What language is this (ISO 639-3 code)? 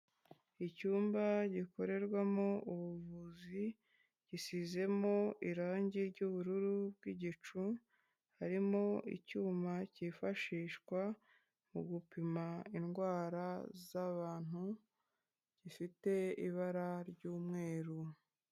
kin